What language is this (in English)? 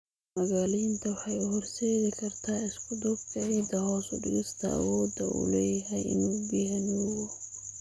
Somali